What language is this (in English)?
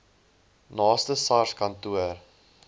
Afrikaans